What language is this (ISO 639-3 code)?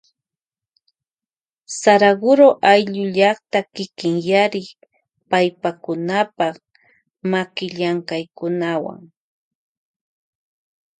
qvj